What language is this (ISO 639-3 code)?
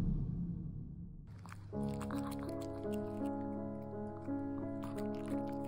jpn